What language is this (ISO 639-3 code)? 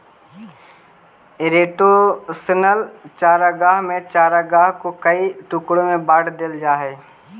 mag